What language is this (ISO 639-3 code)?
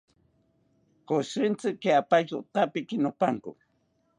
cpy